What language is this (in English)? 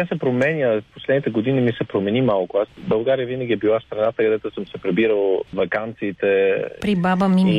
Bulgarian